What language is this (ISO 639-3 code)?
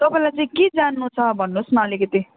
nep